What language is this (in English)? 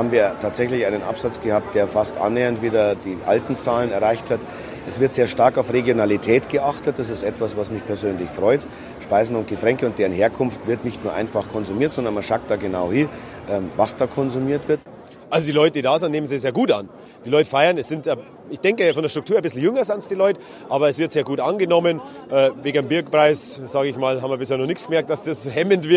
German